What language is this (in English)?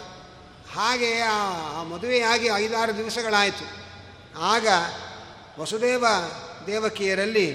Kannada